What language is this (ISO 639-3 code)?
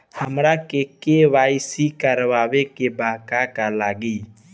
bho